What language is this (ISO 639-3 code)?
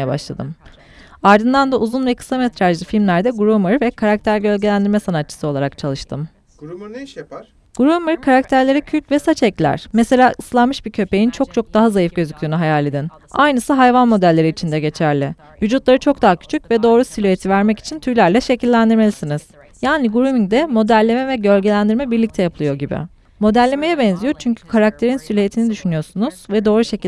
tur